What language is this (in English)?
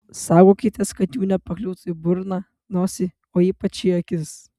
Lithuanian